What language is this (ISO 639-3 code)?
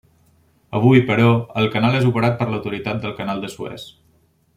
cat